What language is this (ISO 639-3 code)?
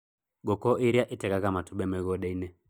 kik